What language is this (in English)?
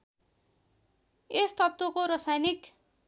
Nepali